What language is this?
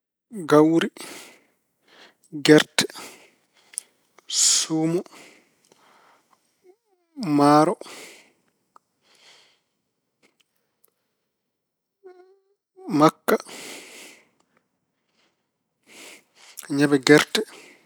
Fula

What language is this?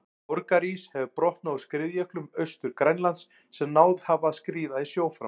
Icelandic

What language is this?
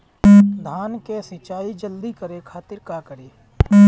Bhojpuri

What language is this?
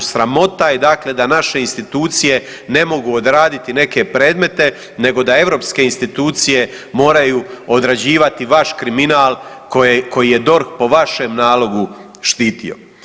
Croatian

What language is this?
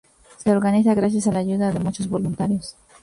Spanish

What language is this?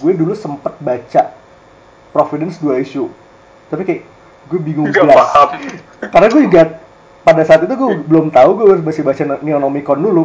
Indonesian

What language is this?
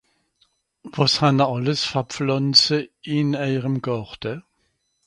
Swiss German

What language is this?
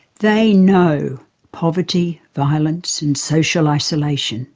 English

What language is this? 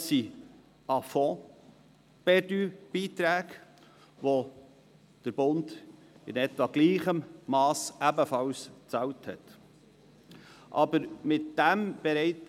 Swiss German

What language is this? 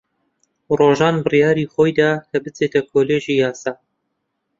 Central Kurdish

